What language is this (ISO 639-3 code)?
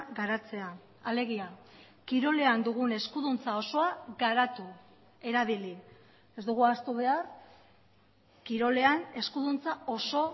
eus